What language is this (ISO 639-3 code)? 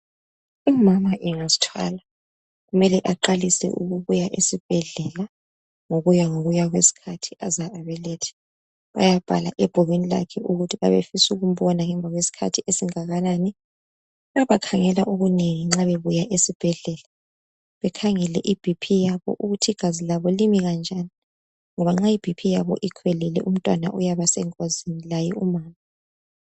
nde